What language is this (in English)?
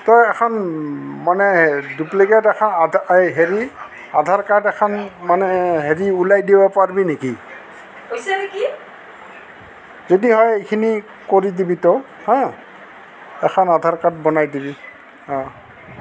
Assamese